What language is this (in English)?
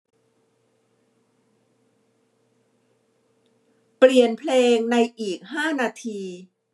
Thai